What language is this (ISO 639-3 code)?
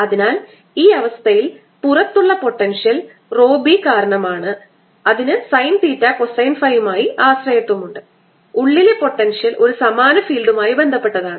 mal